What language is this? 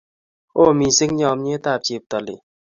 Kalenjin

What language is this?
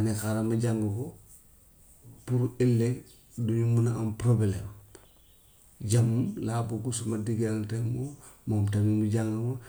Gambian Wolof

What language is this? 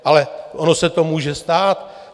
Czech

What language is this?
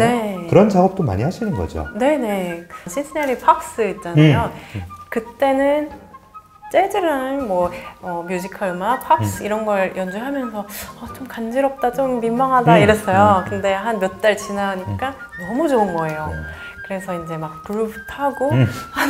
Korean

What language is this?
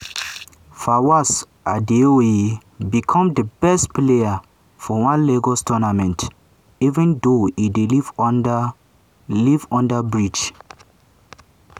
Nigerian Pidgin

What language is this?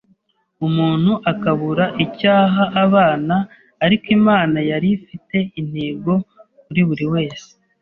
Kinyarwanda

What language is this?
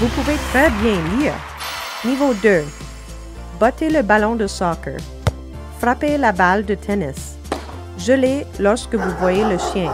French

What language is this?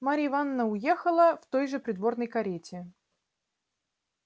Russian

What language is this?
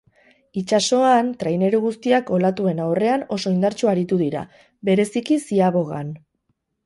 Basque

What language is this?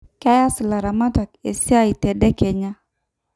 Masai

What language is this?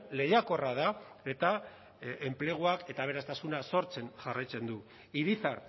Basque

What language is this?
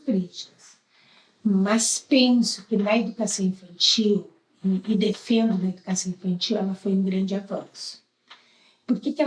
Portuguese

